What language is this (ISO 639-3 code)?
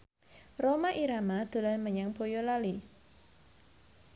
jav